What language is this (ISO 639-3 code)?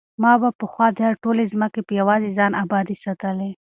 pus